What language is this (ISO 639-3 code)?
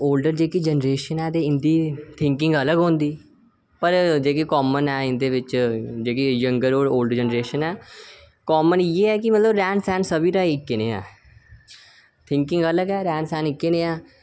doi